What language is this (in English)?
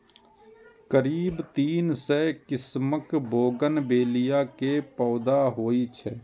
Maithili